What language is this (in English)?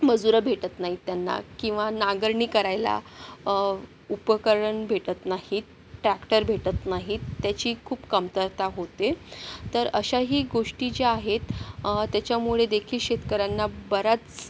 Marathi